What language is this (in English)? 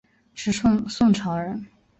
Chinese